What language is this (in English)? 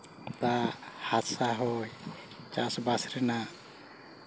Santali